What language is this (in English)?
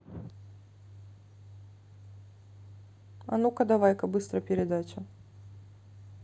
Russian